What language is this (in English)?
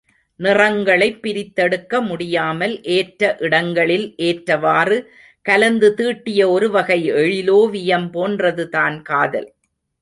Tamil